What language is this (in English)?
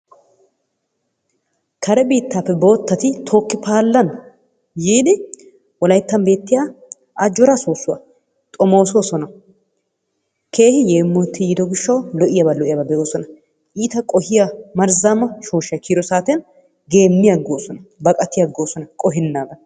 Wolaytta